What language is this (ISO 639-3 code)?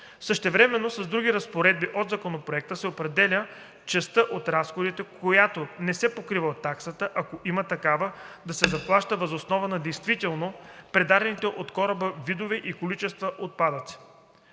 bul